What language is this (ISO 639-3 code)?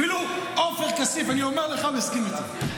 heb